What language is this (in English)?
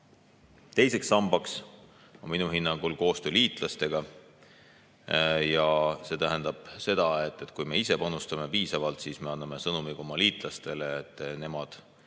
Estonian